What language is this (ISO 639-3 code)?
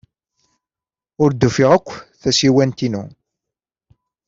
kab